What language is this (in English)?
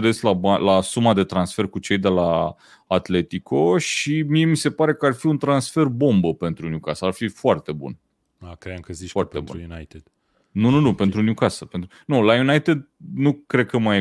Romanian